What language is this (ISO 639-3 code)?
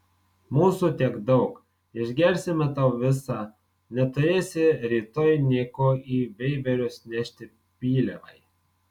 lit